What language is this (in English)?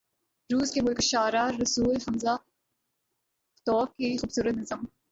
Urdu